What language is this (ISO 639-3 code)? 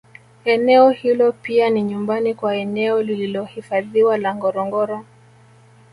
swa